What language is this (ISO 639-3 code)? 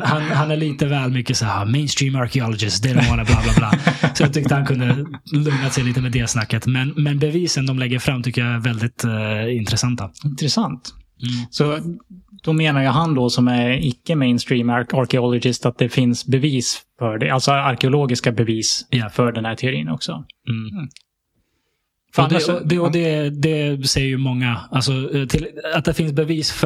swe